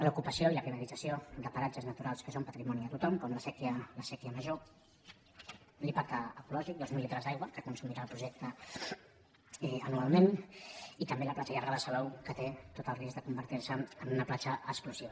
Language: Catalan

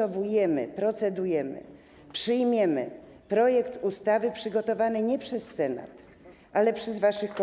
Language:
Polish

